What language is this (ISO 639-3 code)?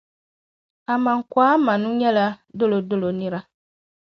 dag